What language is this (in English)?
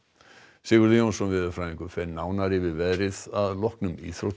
Icelandic